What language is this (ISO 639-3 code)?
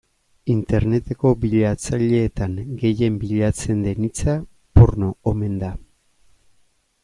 eus